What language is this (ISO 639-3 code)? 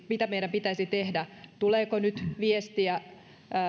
fin